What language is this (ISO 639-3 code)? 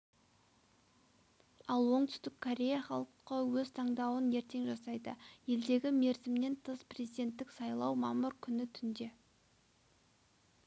kaz